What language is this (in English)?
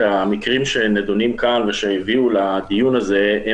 Hebrew